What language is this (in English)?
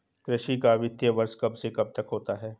Hindi